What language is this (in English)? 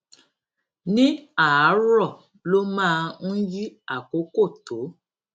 Yoruba